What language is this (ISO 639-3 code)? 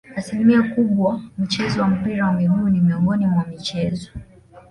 swa